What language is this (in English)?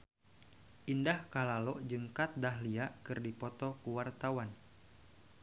Sundanese